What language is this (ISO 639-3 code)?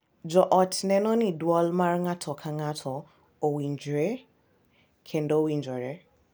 luo